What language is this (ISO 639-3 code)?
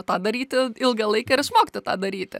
lit